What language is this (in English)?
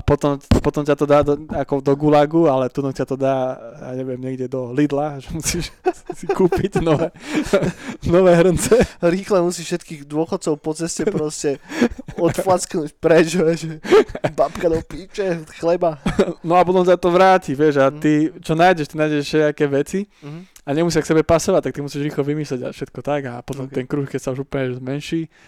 Slovak